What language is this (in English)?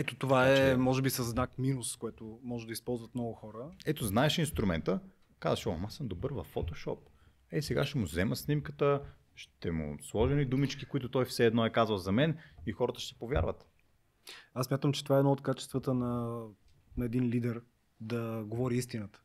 Bulgarian